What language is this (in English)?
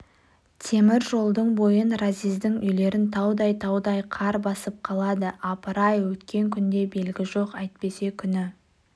Kazakh